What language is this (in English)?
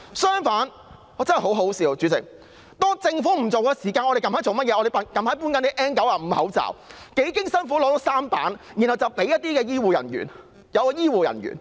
Cantonese